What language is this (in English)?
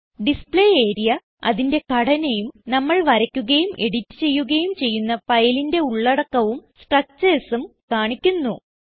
Malayalam